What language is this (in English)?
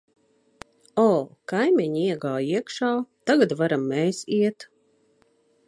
Latvian